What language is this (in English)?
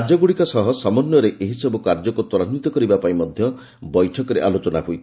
Odia